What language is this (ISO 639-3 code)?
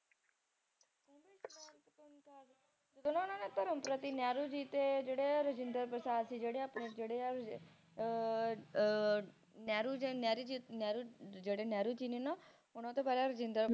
pan